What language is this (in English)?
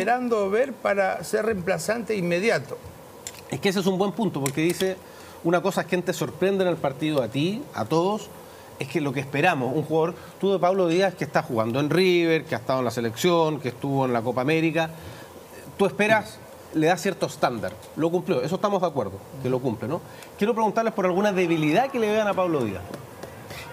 Spanish